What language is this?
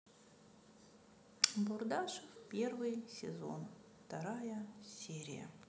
Russian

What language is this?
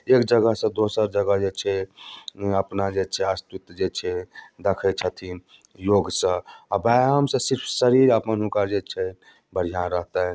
Maithili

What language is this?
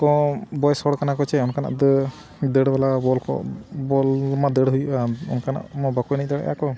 Santali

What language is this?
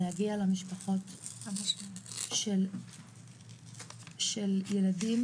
Hebrew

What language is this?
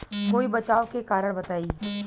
Bhojpuri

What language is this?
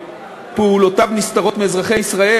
Hebrew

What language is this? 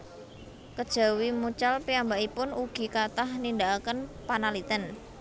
Javanese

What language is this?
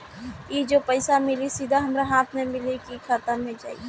Bhojpuri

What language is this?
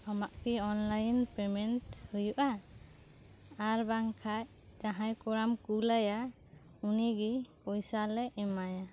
Santali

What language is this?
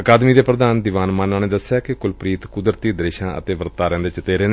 Punjabi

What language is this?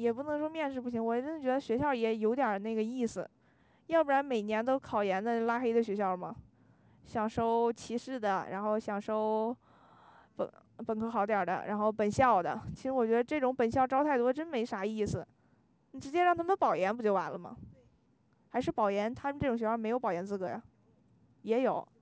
Chinese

